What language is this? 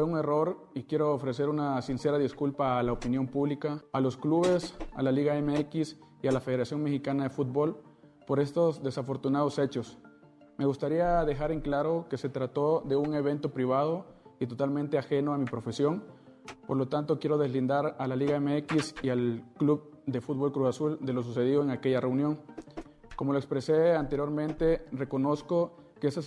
Spanish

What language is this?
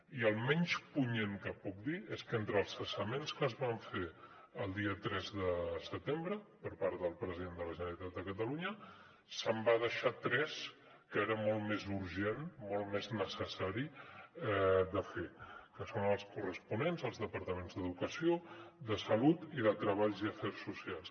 Catalan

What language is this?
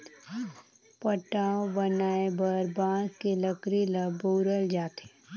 Chhattisgarhi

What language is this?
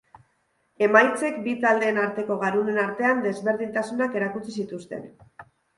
Basque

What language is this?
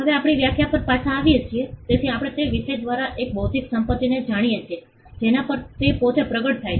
Gujarati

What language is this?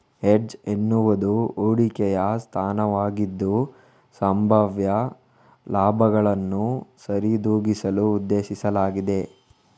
Kannada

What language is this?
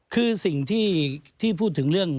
Thai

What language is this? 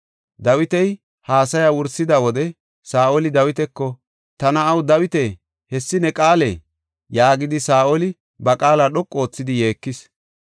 Gofa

